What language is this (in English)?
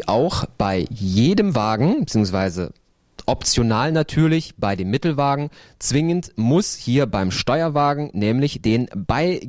German